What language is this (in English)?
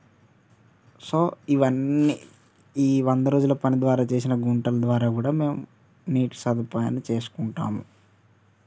Telugu